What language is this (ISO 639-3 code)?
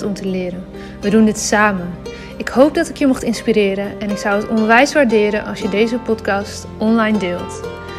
nld